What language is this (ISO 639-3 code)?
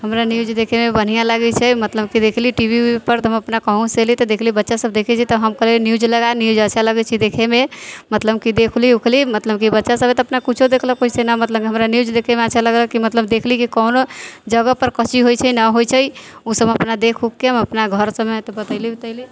mai